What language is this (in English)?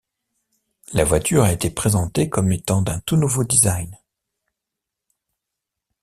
French